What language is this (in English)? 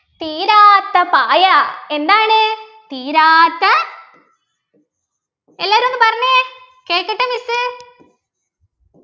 Malayalam